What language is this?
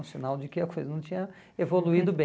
Portuguese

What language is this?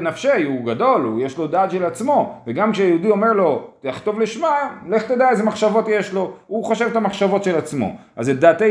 Hebrew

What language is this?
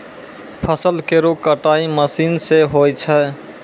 Maithili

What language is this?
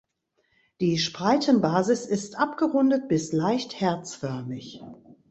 German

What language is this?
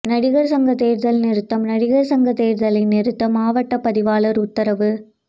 Tamil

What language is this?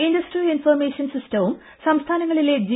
Malayalam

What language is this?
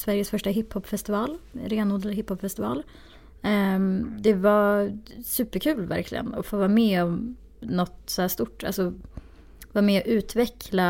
Swedish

